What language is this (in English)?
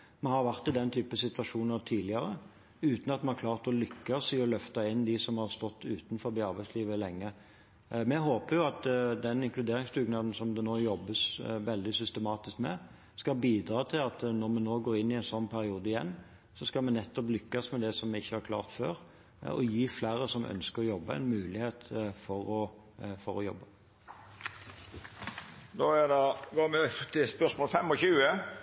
Norwegian